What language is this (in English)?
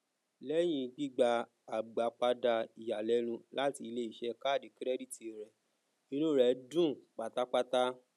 Yoruba